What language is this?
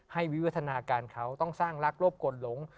Thai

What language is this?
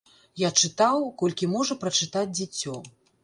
Belarusian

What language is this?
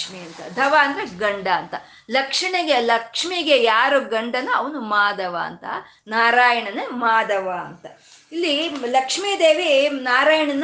Kannada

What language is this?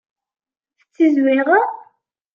Kabyle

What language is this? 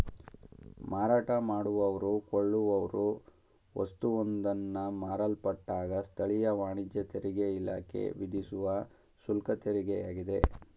Kannada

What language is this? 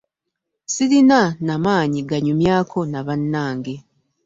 Ganda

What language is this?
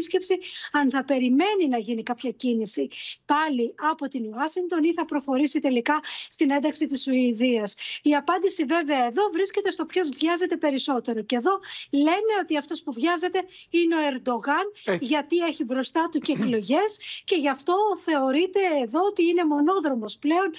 Greek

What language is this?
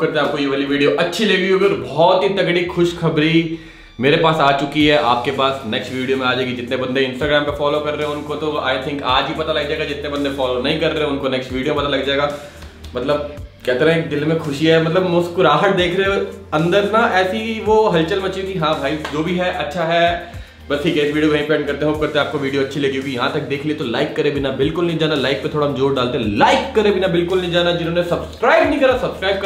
Hindi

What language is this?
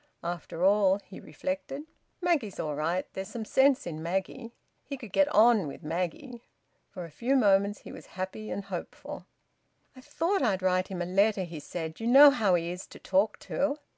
English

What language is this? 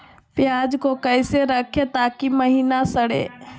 Magahi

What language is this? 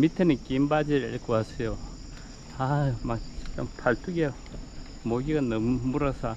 Korean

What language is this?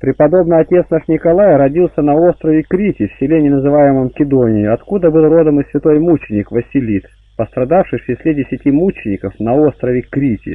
Russian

